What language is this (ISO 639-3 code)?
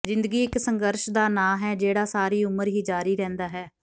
pan